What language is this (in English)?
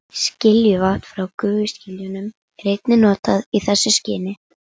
Icelandic